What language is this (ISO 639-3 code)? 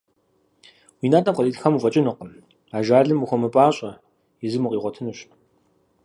kbd